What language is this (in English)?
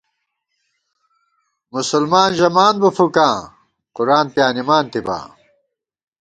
Gawar-Bati